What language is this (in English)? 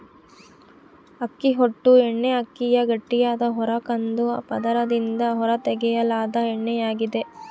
Kannada